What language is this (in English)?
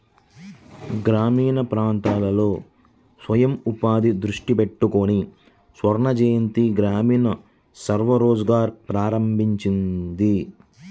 Telugu